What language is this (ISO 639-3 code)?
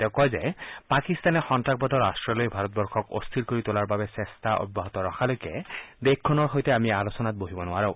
asm